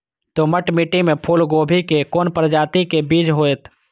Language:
Maithili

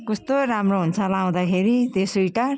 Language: Nepali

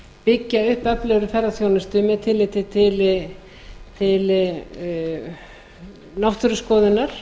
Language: Icelandic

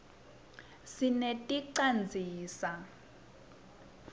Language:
Swati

